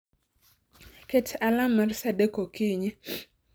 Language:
Luo (Kenya and Tanzania)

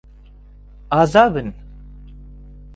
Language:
Central Kurdish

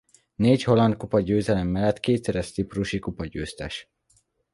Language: Hungarian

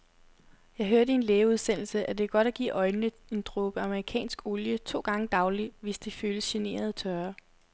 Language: Danish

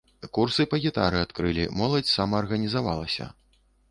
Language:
Belarusian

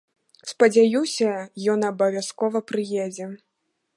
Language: Belarusian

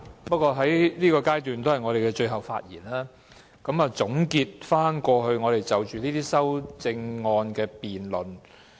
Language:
Cantonese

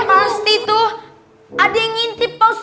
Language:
Indonesian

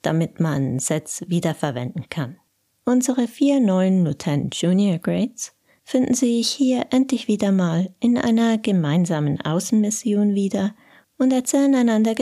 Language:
German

